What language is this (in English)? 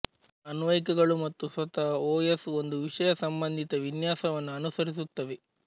Kannada